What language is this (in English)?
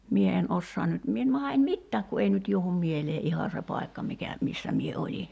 Finnish